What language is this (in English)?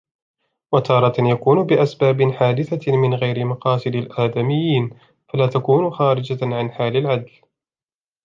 Arabic